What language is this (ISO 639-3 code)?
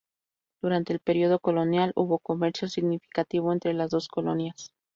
spa